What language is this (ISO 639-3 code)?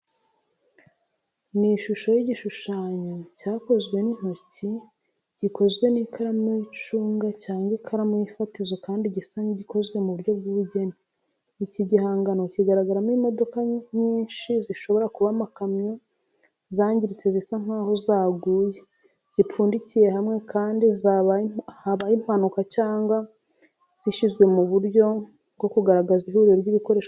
kin